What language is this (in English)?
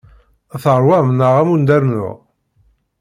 Kabyle